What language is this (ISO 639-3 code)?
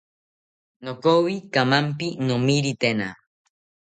cpy